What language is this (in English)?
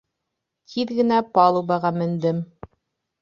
Bashkir